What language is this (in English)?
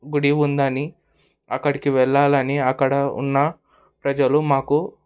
Telugu